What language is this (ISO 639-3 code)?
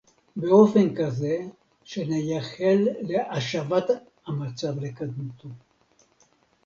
heb